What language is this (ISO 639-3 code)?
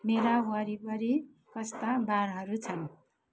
nep